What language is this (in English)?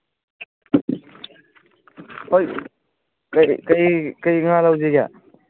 Manipuri